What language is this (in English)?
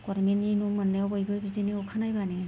Bodo